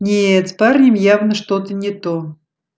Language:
Russian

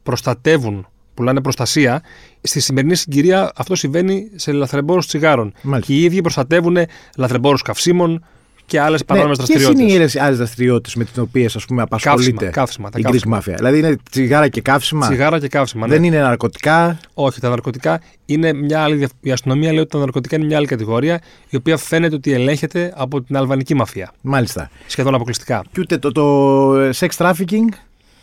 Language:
Greek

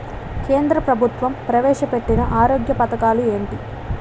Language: Telugu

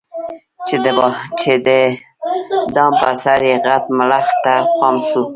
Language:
Pashto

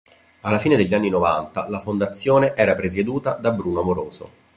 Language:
Italian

